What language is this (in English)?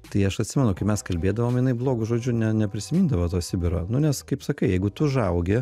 Lithuanian